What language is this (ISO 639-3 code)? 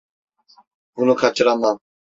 tur